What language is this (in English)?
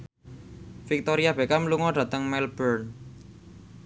Javanese